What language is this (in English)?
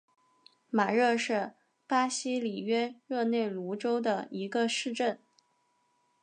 Chinese